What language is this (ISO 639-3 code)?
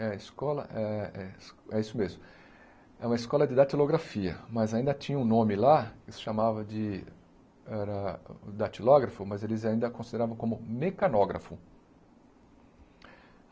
por